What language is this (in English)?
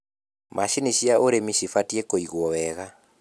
Kikuyu